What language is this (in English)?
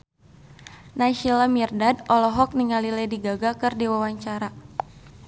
Sundanese